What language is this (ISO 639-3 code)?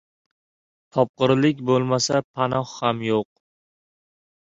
uzb